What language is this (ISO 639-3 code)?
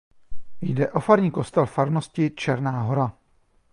ces